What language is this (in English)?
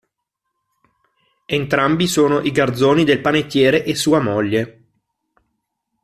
Italian